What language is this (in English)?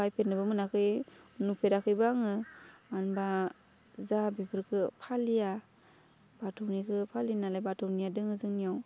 Bodo